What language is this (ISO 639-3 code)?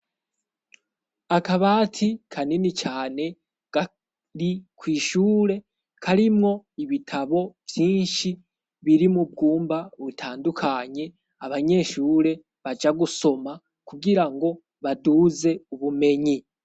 run